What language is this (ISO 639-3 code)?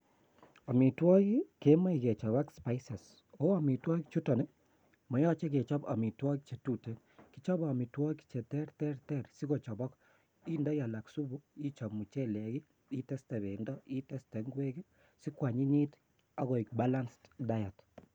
kln